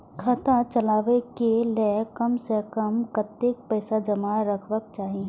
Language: Maithili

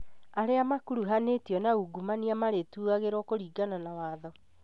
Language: Kikuyu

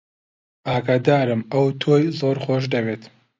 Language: Central Kurdish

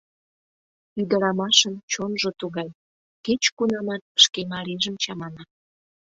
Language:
Mari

